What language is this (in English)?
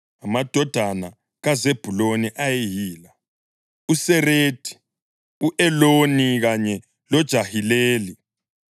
North Ndebele